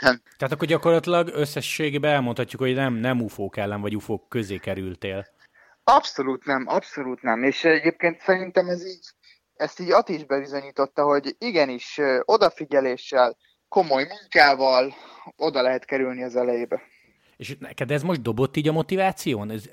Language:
Hungarian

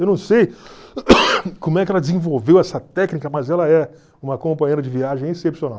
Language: Portuguese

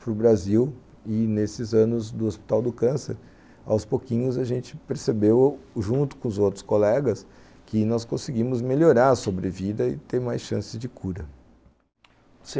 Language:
Portuguese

